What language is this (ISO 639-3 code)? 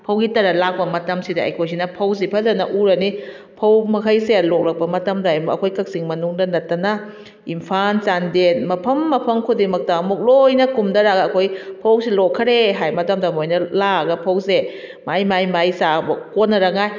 mni